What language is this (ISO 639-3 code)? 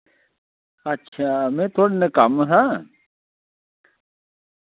doi